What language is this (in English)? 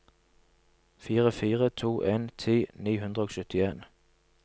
Norwegian